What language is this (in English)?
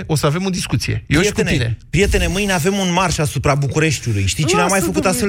Romanian